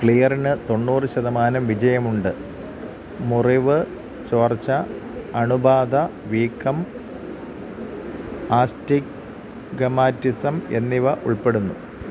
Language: Malayalam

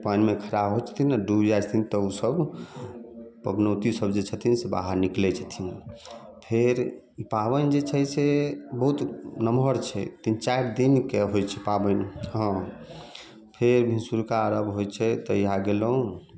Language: Maithili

